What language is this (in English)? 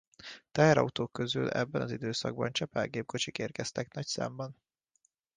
Hungarian